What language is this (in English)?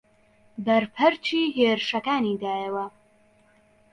Central Kurdish